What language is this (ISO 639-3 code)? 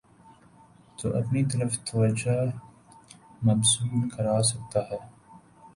urd